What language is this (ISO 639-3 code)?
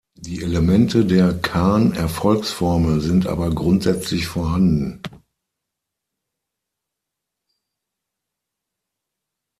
deu